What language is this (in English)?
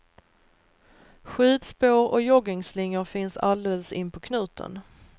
Swedish